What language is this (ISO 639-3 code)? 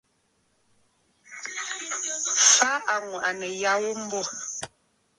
bfd